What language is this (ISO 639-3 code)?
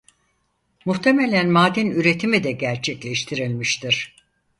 tur